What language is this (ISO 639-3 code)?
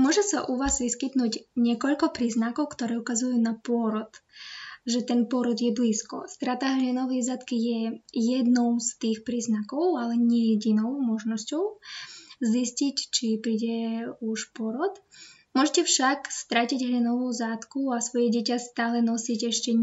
slk